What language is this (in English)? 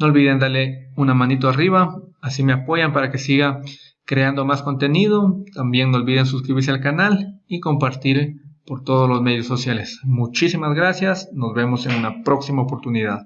Spanish